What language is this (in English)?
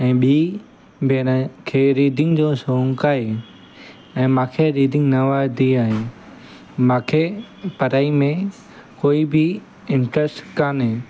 Sindhi